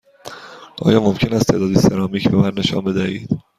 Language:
Persian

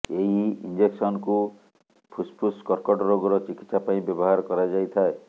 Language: Odia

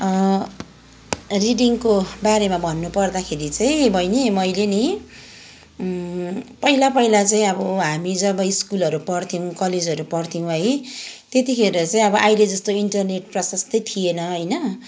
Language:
Nepali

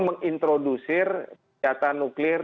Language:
Indonesian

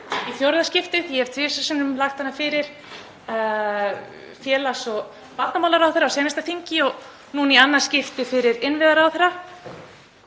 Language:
Icelandic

